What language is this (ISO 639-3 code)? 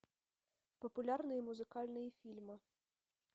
rus